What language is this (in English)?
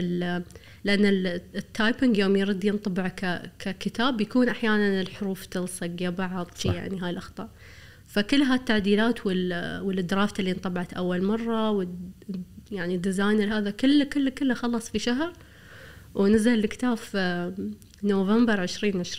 Arabic